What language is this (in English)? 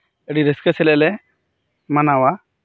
Santali